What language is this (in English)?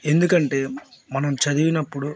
Telugu